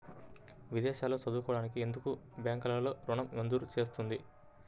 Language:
Telugu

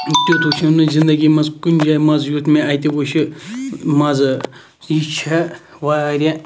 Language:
Kashmiri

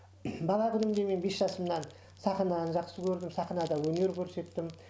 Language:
Kazakh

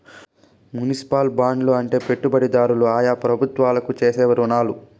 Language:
Telugu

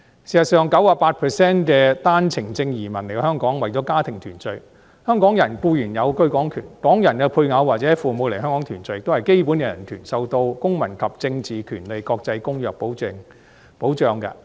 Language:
Cantonese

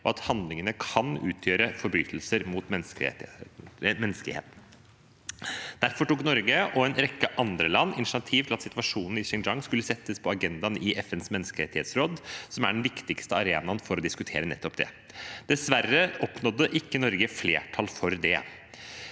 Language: Norwegian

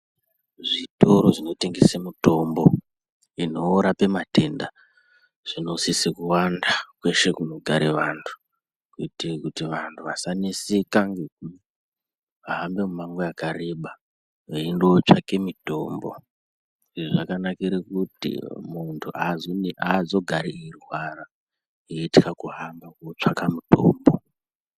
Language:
Ndau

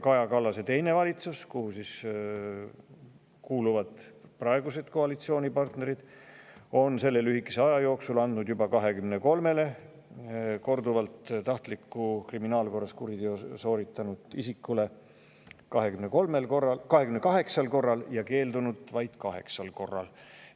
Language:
Estonian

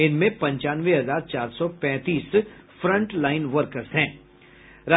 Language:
Hindi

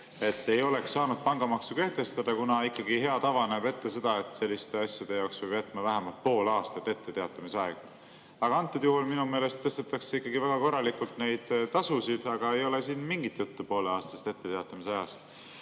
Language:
Estonian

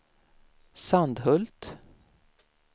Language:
Swedish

